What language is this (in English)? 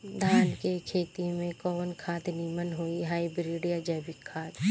Bhojpuri